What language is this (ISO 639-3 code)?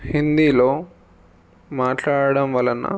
tel